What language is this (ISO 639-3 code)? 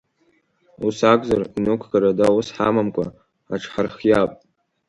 abk